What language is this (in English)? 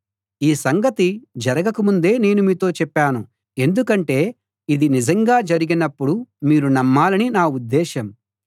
Telugu